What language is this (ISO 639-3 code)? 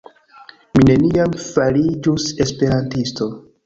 epo